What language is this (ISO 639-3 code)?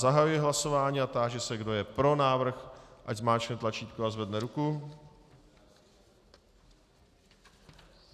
ces